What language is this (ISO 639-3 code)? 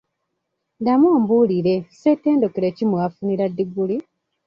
lug